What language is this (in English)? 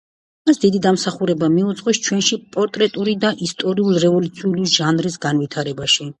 Georgian